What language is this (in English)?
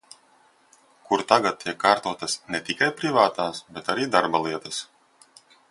Latvian